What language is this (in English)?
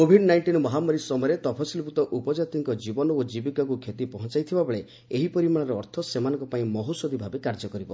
Odia